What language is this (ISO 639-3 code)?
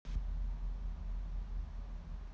rus